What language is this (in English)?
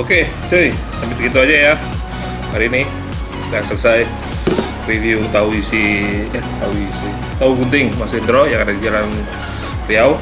Indonesian